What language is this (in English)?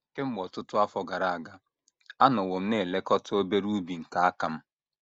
Igbo